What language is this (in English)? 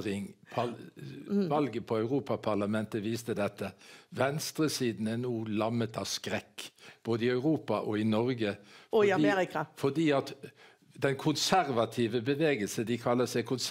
Norwegian